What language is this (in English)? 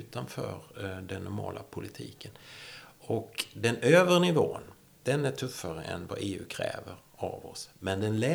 Swedish